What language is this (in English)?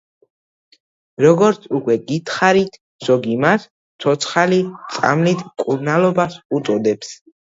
Georgian